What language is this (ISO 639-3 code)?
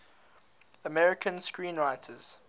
eng